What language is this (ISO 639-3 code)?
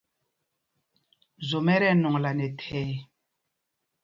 mgg